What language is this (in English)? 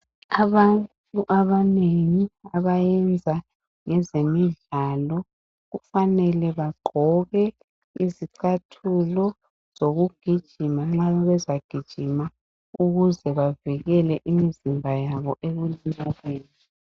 North Ndebele